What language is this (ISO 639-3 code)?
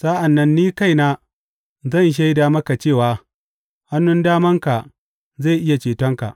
hau